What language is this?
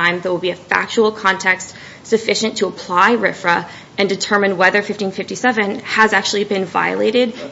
English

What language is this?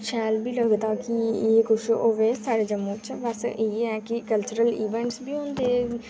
Dogri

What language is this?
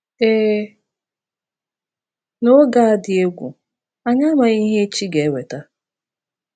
Igbo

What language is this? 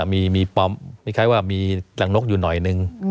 Thai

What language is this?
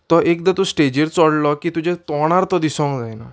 Konkani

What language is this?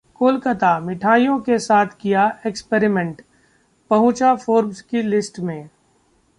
Hindi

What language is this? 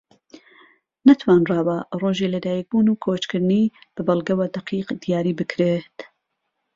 Central Kurdish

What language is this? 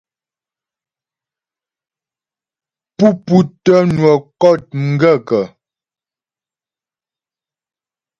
Ghomala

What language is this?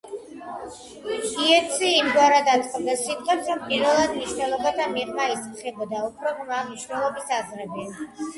Georgian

